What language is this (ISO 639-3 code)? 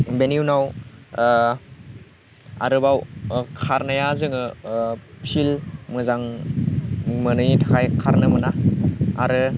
brx